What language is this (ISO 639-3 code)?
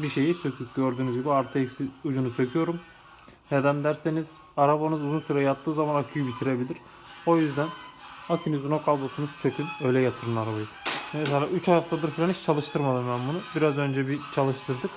tur